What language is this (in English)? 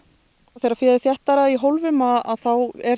Icelandic